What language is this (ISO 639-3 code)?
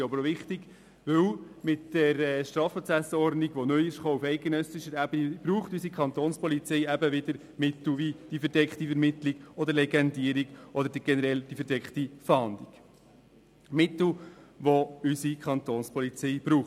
gsw